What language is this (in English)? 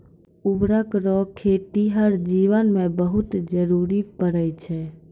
Maithili